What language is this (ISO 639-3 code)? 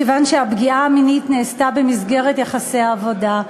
heb